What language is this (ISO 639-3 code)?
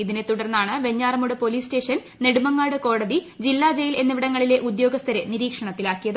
mal